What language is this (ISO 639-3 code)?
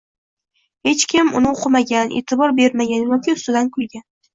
uzb